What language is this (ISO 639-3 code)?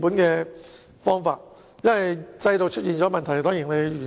yue